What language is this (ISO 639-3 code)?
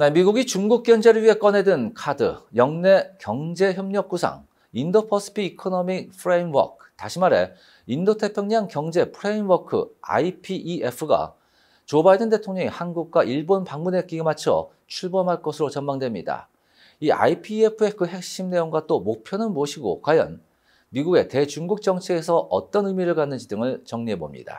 kor